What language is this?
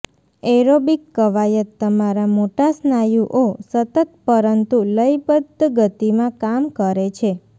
Gujarati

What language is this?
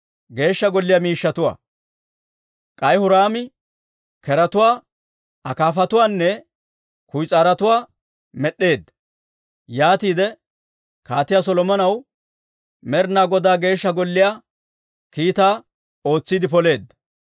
Dawro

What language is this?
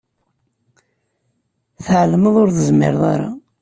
Kabyle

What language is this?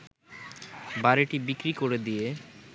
Bangla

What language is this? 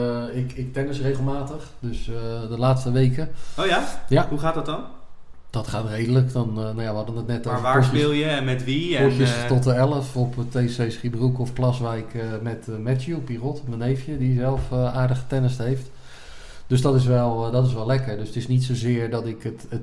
Dutch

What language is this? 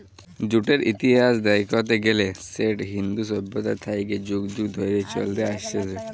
Bangla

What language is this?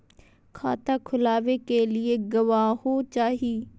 Magahi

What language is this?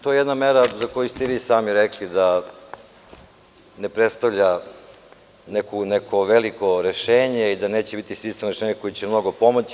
Serbian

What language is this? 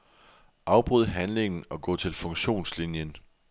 Danish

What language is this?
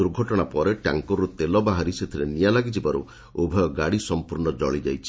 Odia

